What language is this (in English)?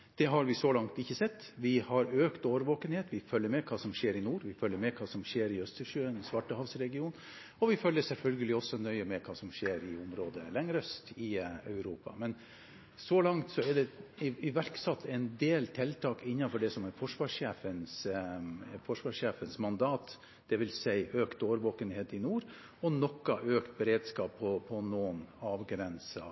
Norwegian Bokmål